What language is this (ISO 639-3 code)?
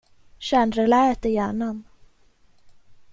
swe